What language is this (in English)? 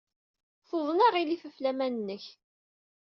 Kabyle